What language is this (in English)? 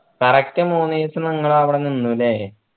Malayalam